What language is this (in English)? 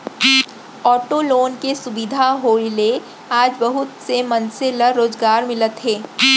Chhattisgarhi